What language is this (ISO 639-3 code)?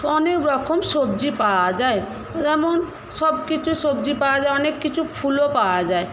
ben